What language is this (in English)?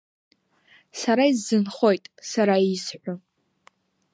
Abkhazian